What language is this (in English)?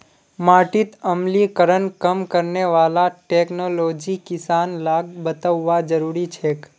Magahi